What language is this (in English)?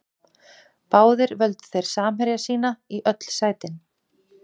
Icelandic